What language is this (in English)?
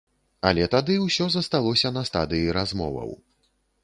Belarusian